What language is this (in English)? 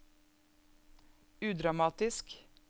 Norwegian